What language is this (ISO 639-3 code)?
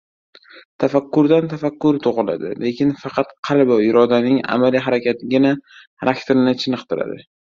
uzb